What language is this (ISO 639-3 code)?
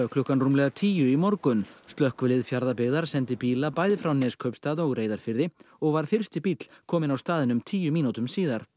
isl